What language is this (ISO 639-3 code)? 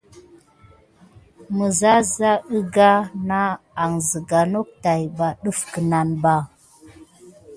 gid